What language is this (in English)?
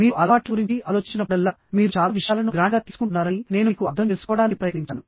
Telugu